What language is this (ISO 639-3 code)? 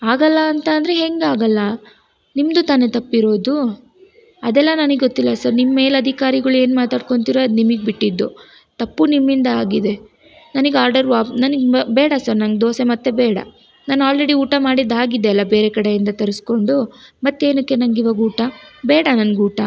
kan